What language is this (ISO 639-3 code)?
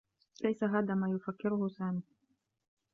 ara